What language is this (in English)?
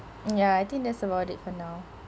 English